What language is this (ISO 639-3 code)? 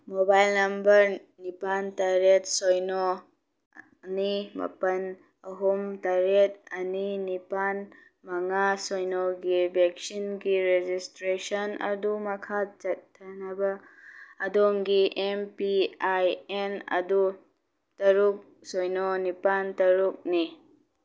mni